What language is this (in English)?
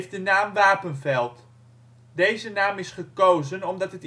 Dutch